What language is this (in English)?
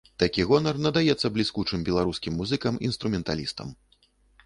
Belarusian